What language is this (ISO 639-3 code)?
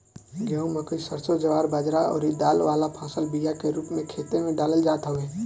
bho